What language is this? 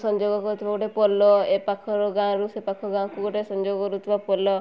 Odia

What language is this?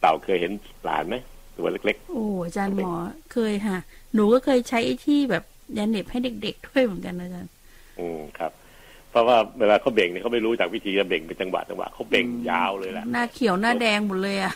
Thai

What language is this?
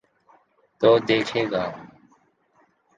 Urdu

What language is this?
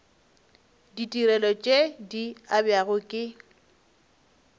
Northern Sotho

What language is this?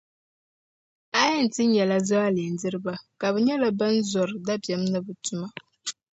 Dagbani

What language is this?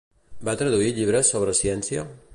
Catalan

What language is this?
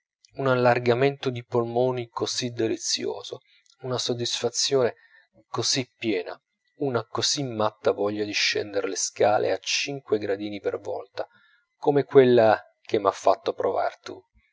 Italian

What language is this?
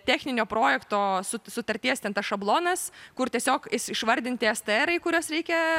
Lithuanian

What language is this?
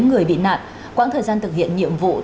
Vietnamese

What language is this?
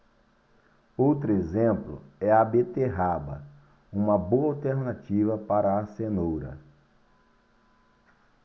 Portuguese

